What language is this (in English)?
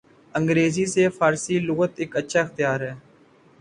Urdu